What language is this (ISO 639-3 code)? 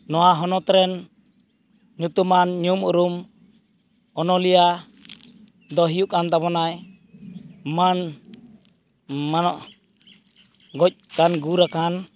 sat